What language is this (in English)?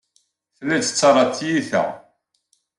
Kabyle